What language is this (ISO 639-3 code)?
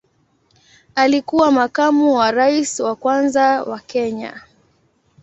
swa